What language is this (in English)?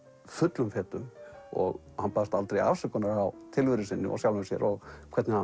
Icelandic